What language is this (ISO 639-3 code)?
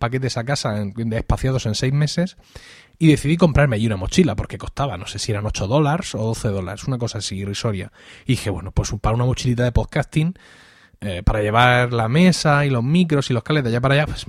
spa